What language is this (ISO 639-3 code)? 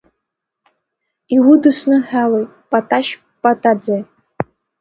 abk